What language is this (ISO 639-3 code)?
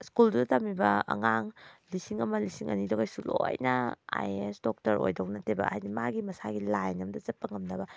mni